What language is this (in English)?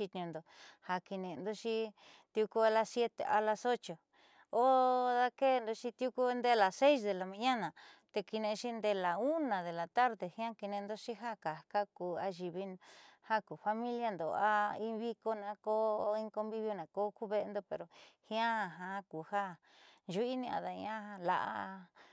Southeastern Nochixtlán Mixtec